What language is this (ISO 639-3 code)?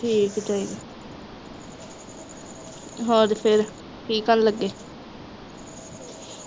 pan